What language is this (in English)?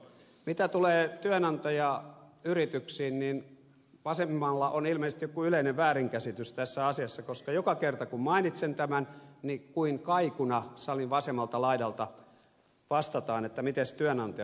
Finnish